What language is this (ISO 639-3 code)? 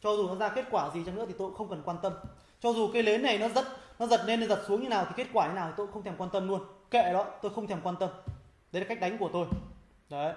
vie